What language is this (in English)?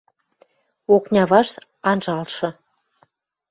Western Mari